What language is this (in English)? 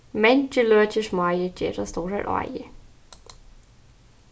Faroese